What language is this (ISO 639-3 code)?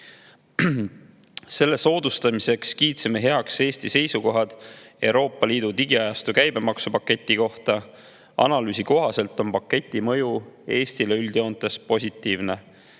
est